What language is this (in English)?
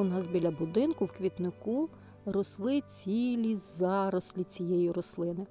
Ukrainian